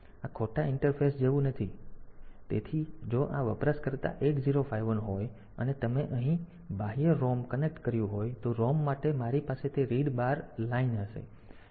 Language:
Gujarati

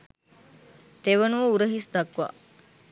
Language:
Sinhala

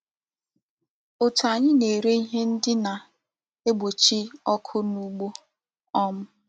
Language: Igbo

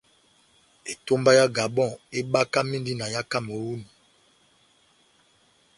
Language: Batanga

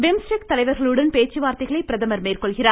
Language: Tamil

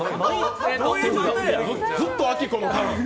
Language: Japanese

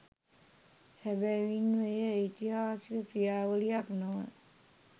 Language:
Sinhala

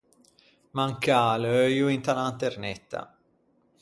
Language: Ligurian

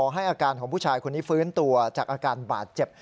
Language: Thai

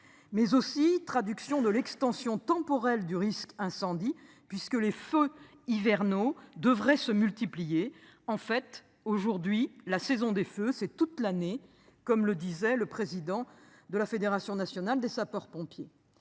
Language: French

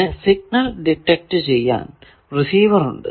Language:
Malayalam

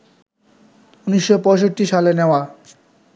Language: Bangla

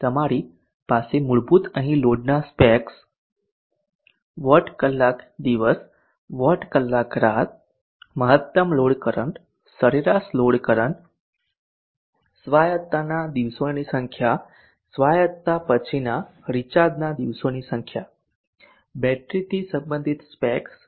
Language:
Gujarati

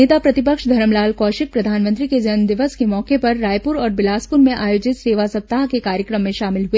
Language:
Hindi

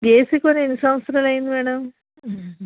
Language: Telugu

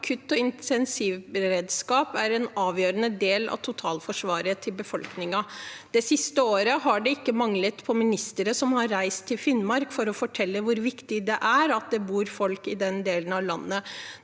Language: Norwegian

